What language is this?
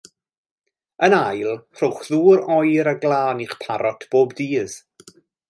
Welsh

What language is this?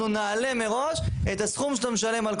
Hebrew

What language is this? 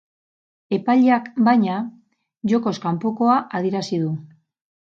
Basque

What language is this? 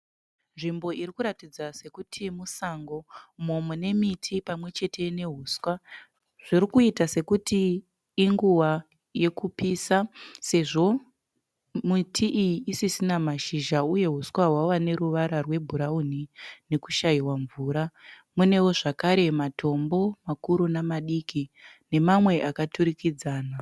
Shona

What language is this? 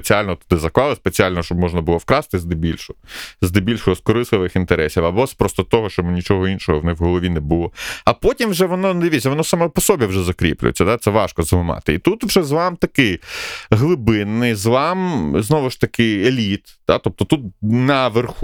Ukrainian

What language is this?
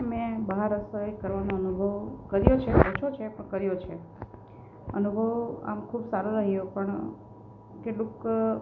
Gujarati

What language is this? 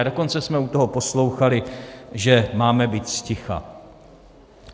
Czech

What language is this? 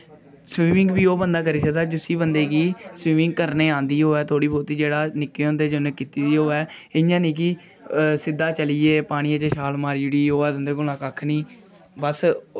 Dogri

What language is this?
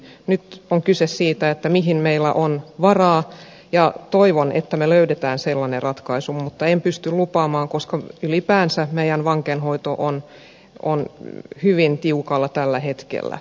Finnish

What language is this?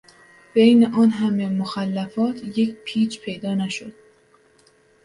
Persian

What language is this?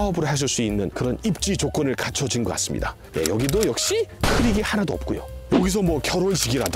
Korean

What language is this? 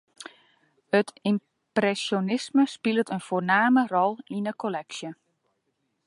Western Frisian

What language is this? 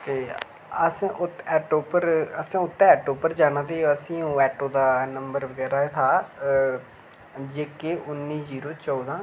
Dogri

